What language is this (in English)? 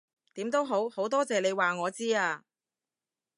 Cantonese